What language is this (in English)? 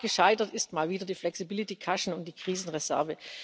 German